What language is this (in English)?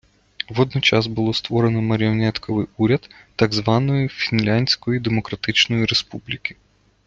Ukrainian